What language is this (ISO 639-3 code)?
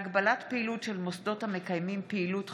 heb